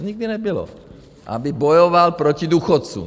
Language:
Czech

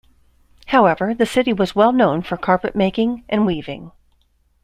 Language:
English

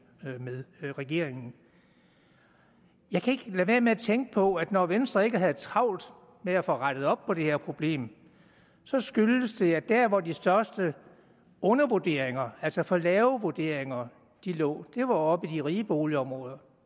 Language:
Danish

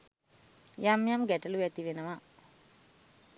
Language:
Sinhala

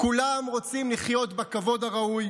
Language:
Hebrew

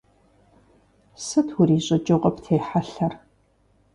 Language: Kabardian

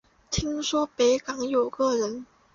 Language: Chinese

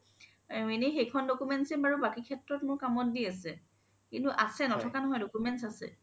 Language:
Assamese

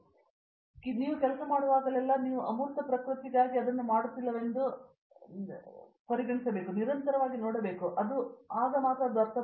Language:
Kannada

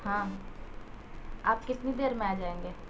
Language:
Urdu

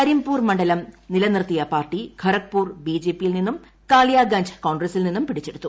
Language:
Malayalam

